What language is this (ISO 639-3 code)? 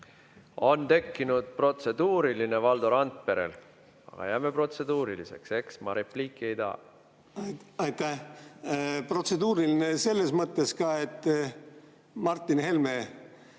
est